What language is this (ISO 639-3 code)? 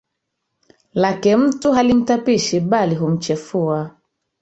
swa